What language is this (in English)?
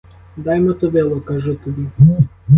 Ukrainian